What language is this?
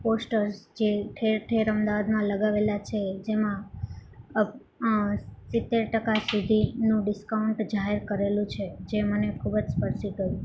Gujarati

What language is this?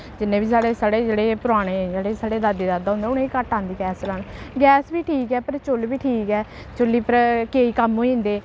Dogri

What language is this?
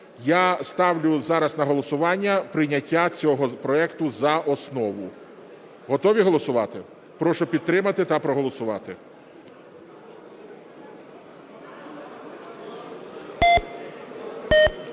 Ukrainian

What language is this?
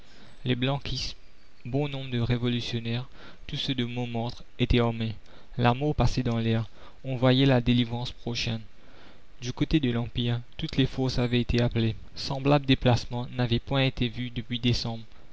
French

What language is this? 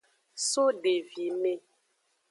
Aja (Benin)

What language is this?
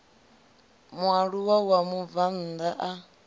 Venda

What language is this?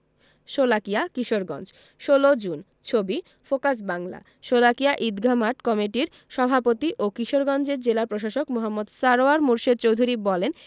Bangla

